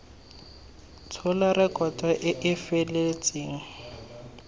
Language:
Tswana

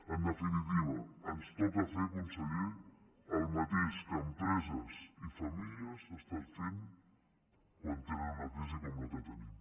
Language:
Catalan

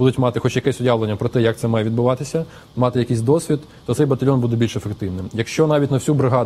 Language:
Russian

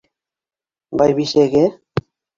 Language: Bashkir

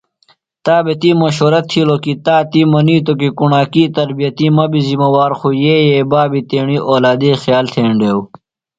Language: Phalura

